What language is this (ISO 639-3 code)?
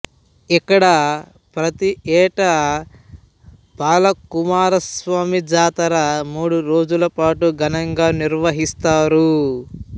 tel